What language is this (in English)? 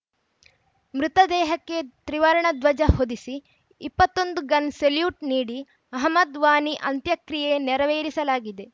Kannada